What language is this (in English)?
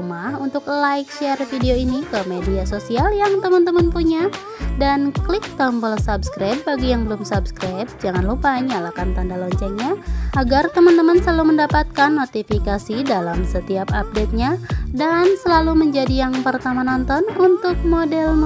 Indonesian